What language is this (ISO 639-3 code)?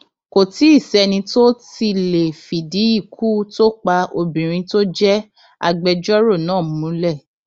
yor